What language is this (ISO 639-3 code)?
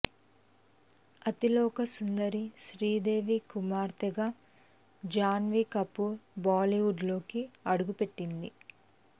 tel